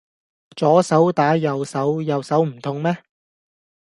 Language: Cantonese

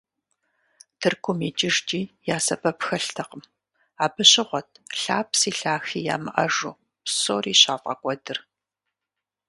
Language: Kabardian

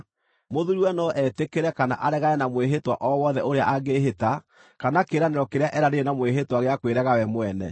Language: Kikuyu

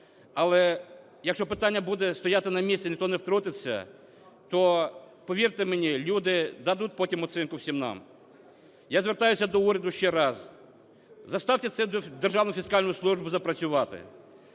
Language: Ukrainian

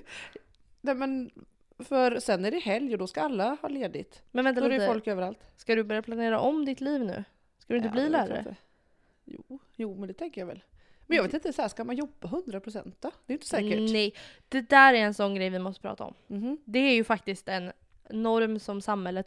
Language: Swedish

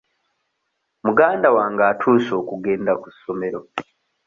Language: Ganda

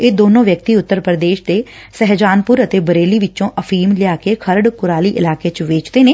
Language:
Punjabi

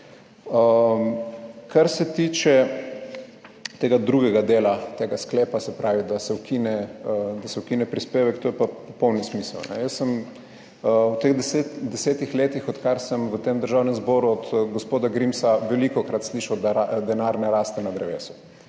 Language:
Slovenian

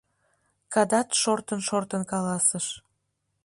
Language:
Mari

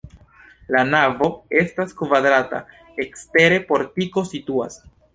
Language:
Esperanto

